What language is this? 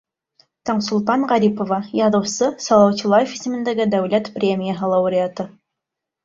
Bashkir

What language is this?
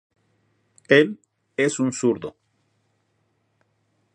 Spanish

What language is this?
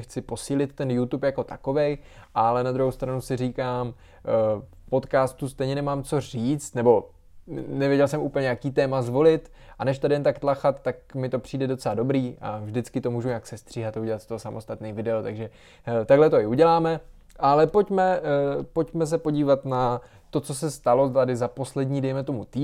Czech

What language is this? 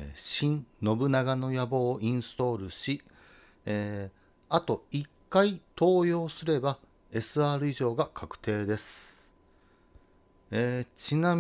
Japanese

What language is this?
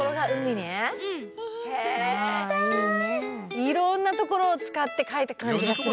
Japanese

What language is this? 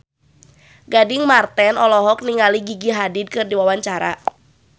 Sundanese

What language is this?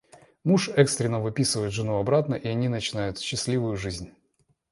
Russian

